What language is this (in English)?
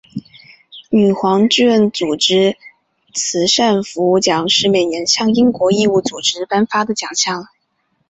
Chinese